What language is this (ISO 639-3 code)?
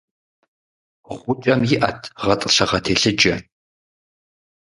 kbd